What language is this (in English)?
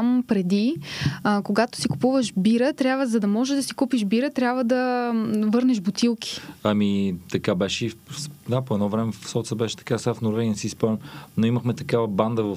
Bulgarian